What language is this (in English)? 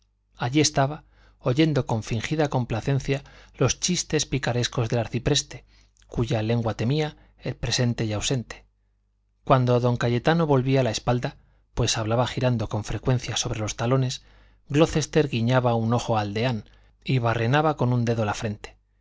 Spanish